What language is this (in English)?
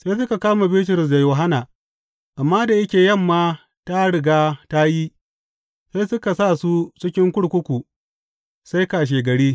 Hausa